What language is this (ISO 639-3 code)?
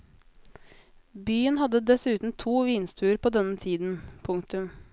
nor